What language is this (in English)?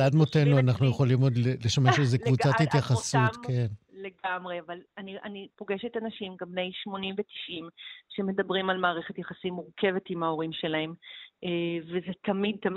Hebrew